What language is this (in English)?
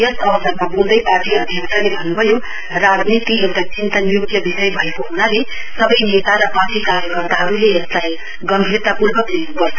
Nepali